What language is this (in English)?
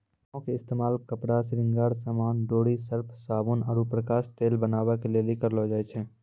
Maithili